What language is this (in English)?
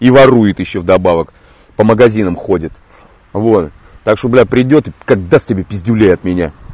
Russian